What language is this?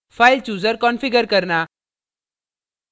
Hindi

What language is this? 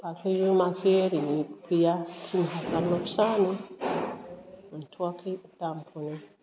Bodo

